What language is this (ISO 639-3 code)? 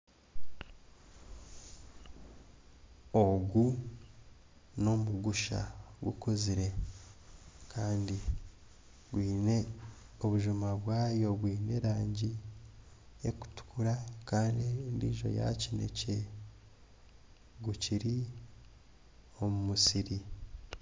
nyn